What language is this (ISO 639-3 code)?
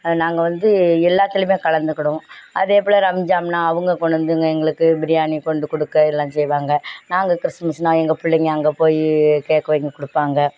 tam